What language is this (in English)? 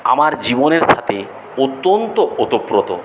Bangla